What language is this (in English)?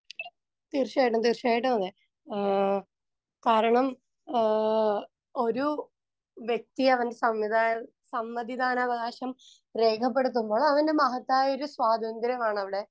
Malayalam